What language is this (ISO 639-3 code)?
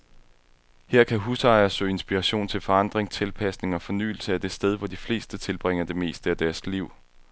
dan